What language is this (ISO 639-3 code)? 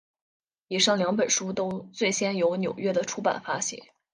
zho